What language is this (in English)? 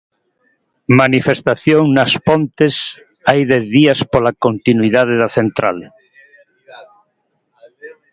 Galician